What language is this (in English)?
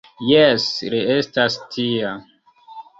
Esperanto